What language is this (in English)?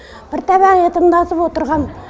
Kazakh